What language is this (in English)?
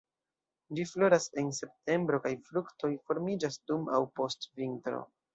Esperanto